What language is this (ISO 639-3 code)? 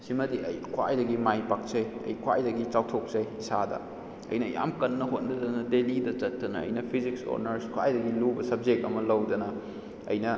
mni